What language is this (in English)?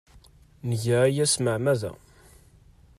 Kabyle